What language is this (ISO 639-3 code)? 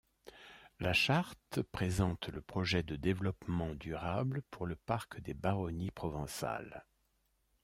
fra